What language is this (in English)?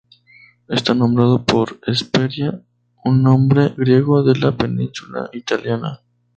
Spanish